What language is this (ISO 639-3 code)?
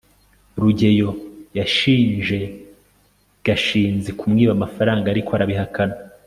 kin